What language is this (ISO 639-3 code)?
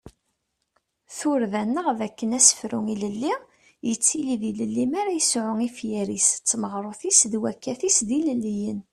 kab